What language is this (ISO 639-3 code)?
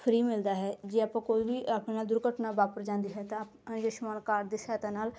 pan